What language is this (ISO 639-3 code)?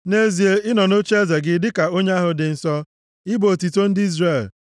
ibo